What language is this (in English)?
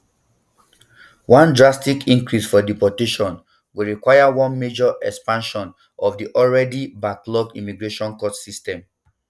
Nigerian Pidgin